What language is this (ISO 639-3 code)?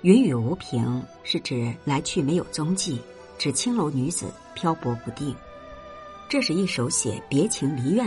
zho